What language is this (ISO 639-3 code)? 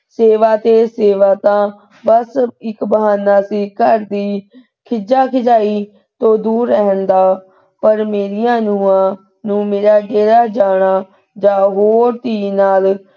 pan